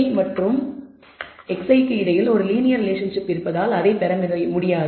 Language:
Tamil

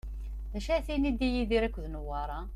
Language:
Kabyle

